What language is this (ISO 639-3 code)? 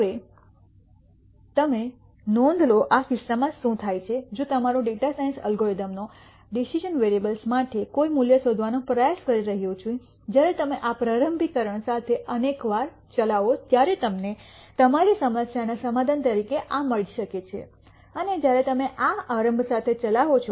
guj